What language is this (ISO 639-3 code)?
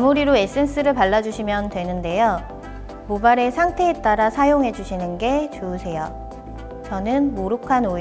kor